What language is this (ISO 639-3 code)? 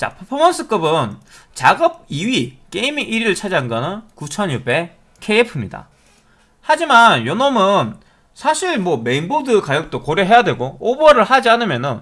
kor